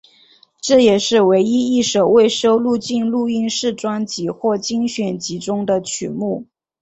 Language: Chinese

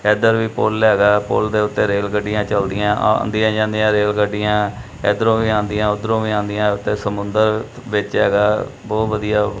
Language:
Punjabi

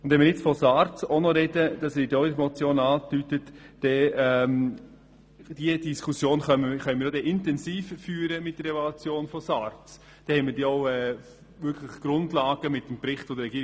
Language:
Swiss German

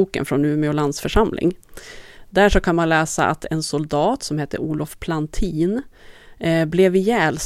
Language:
Swedish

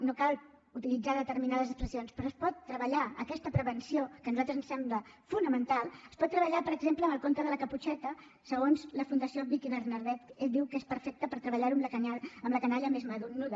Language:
Catalan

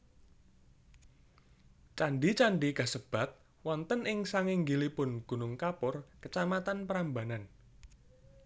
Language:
Javanese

